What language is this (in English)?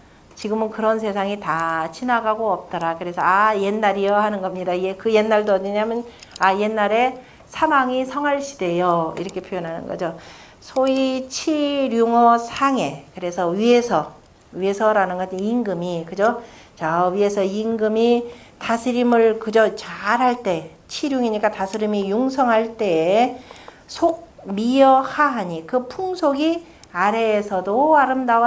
Korean